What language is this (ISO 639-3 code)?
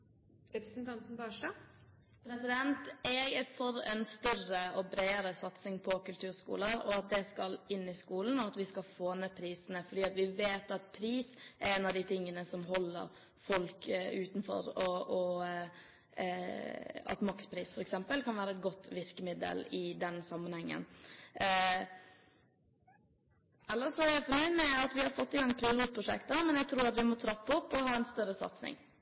nob